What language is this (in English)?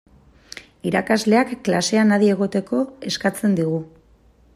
Basque